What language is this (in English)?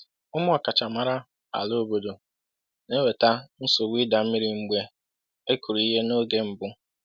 Igbo